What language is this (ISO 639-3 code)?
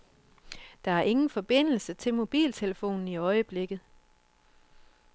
dan